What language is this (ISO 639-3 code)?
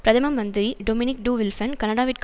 tam